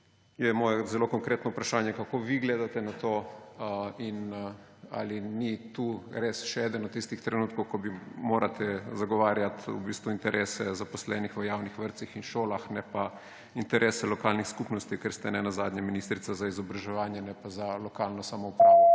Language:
Slovenian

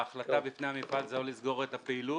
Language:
Hebrew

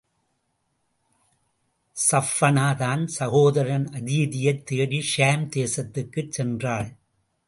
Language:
Tamil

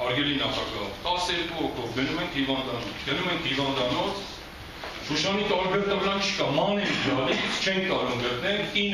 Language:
Turkish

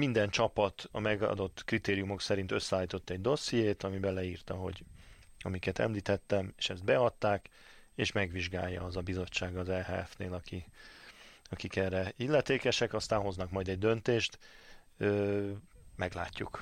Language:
Hungarian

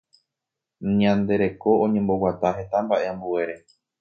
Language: Guarani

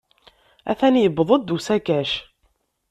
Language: Kabyle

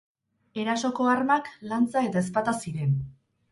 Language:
Basque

